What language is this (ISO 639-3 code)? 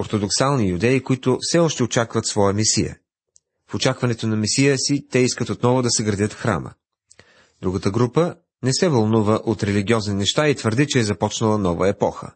bul